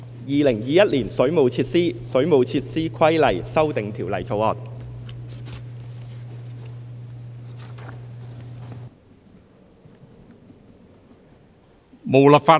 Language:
Cantonese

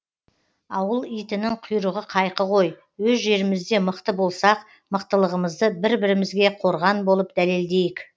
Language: Kazakh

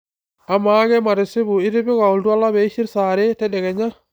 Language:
Masai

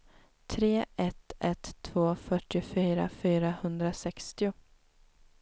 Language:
Swedish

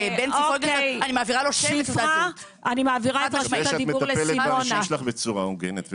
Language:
Hebrew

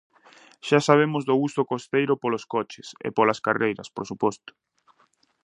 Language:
Galician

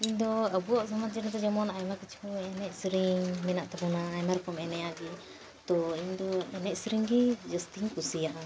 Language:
Santali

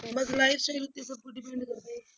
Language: Punjabi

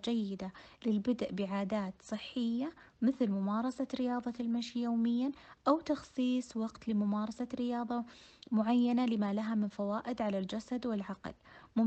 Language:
Arabic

